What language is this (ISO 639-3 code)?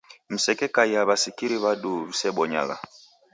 dav